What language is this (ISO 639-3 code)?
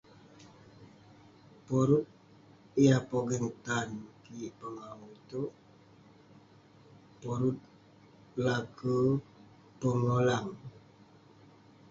pne